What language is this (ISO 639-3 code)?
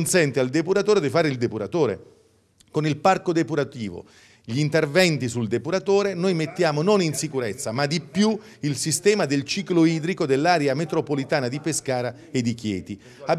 ita